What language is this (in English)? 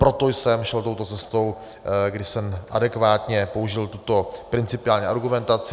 Czech